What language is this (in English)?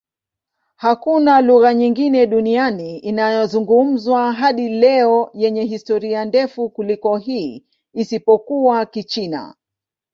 Swahili